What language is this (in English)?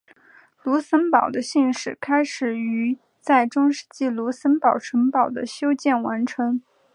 Chinese